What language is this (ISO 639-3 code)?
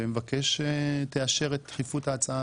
heb